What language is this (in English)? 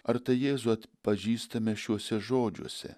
Lithuanian